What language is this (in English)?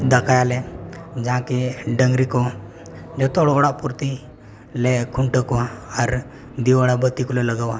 Santali